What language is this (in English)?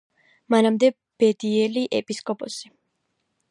Georgian